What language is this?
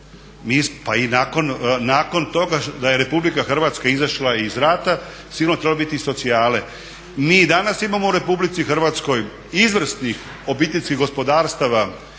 Croatian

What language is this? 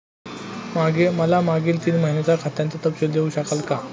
Marathi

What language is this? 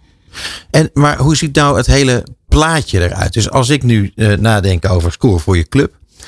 Dutch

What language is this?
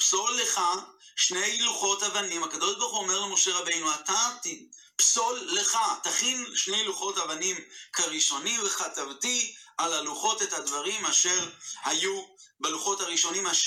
Hebrew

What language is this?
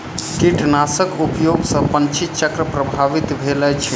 Maithili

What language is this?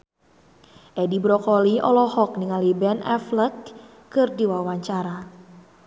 Sundanese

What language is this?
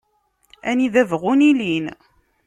Kabyle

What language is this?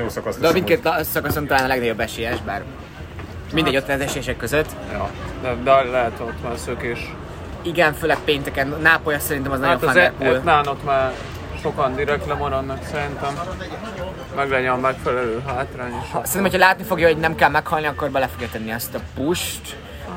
Hungarian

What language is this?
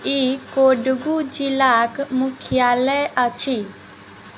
Maithili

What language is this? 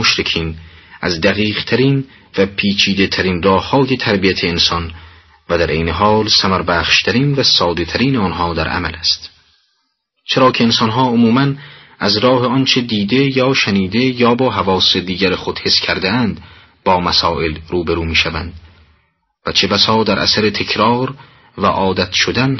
Persian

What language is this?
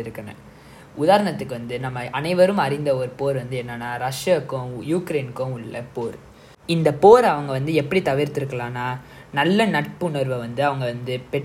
Tamil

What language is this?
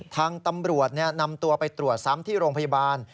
Thai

